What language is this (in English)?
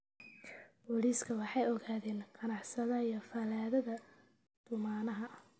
Somali